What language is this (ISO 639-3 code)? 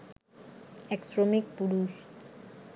ben